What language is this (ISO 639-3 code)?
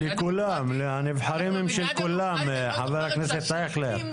heb